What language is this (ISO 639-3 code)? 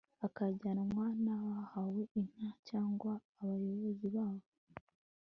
kin